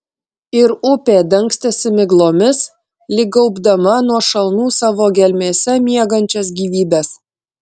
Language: Lithuanian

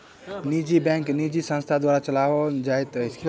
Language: Maithili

